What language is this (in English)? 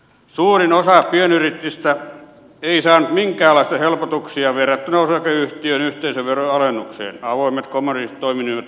Finnish